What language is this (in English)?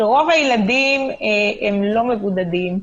Hebrew